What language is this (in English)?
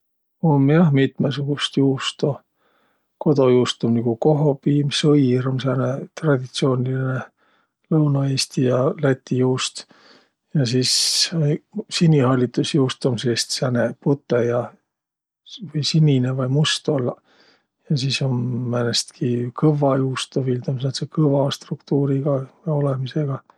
Võro